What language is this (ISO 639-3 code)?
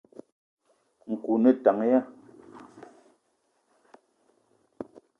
eto